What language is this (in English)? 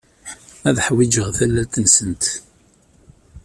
Kabyle